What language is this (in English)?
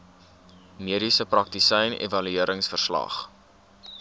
Afrikaans